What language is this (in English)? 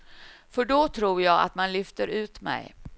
Swedish